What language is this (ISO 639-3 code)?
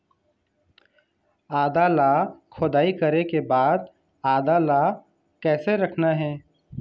hne